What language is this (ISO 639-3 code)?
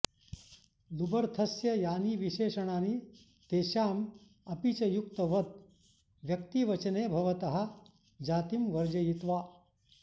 san